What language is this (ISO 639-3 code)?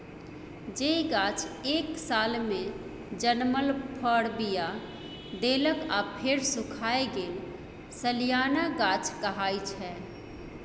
mai